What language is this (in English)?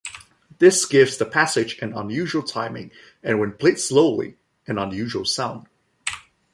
English